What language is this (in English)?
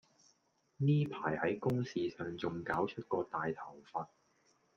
Cantonese